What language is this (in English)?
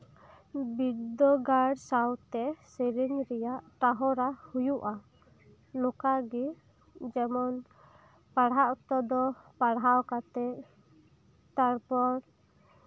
Santali